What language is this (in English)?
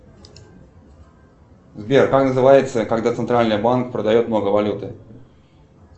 Russian